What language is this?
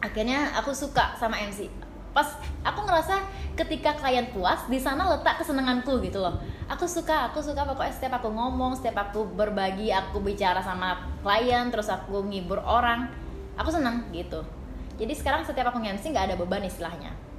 Indonesian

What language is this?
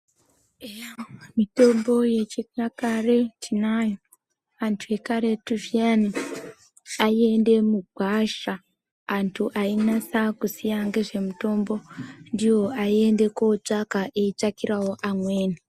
Ndau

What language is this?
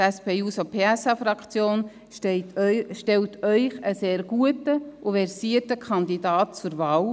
Swiss German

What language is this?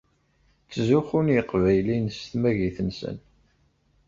Kabyle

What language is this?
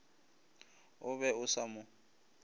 Northern Sotho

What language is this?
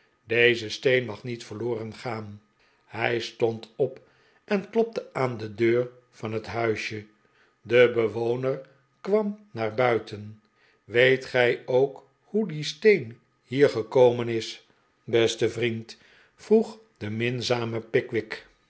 Dutch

